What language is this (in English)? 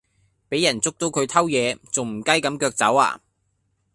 Cantonese